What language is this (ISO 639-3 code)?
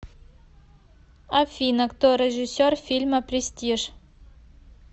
rus